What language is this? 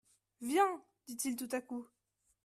French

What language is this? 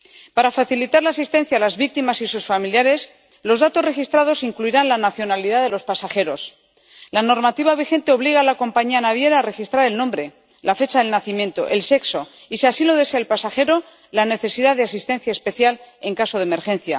Spanish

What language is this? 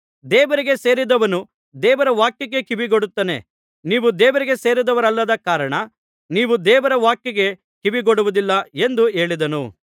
Kannada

